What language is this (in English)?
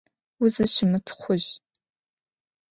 Adyghe